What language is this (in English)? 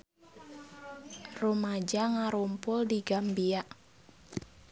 Sundanese